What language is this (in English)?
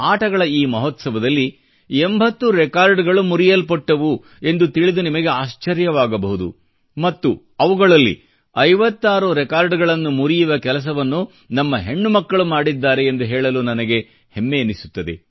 Kannada